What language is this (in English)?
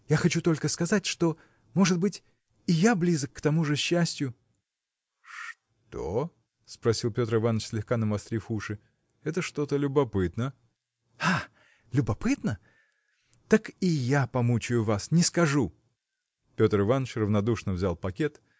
Russian